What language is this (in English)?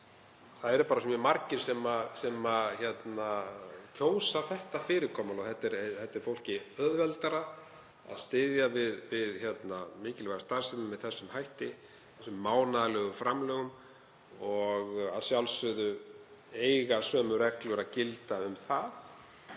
Icelandic